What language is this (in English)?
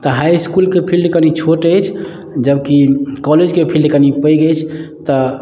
Maithili